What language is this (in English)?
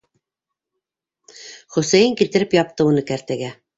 Bashkir